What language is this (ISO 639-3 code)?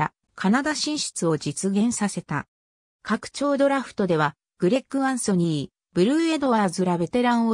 jpn